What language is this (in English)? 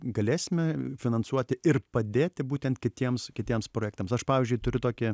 Lithuanian